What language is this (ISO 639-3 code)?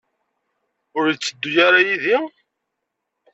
kab